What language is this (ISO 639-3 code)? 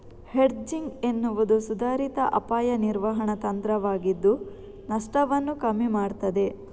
kan